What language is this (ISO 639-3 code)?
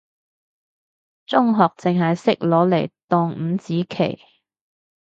yue